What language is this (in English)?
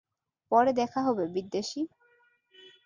Bangla